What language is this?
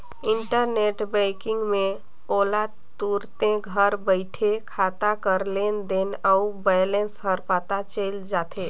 Chhattisgarhi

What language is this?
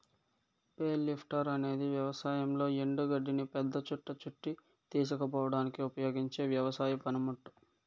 Telugu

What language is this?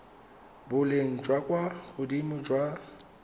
Tswana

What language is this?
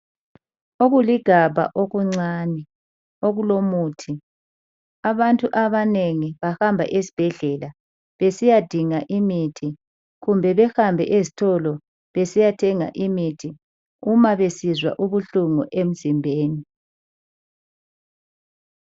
North Ndebele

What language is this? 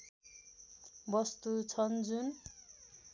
Nepali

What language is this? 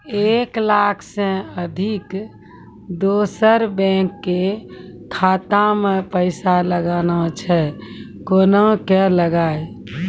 Maithili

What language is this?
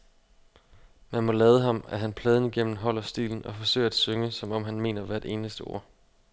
Danish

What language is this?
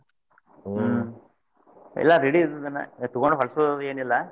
Kannada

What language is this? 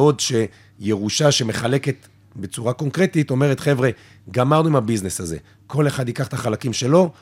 Hebrew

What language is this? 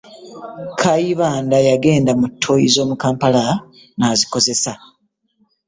Ganda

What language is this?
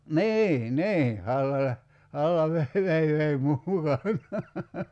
Finnish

